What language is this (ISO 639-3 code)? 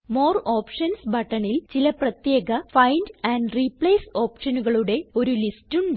mal